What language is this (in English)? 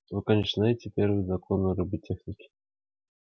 Russian